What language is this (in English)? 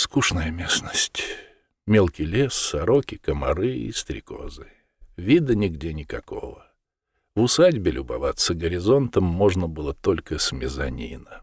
Russian